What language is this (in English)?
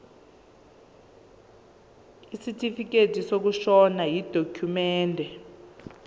Zulu